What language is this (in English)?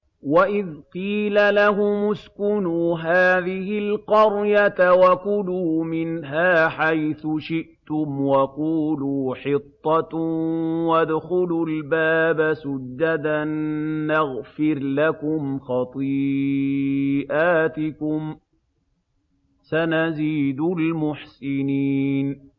Arabic